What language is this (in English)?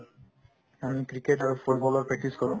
Assamese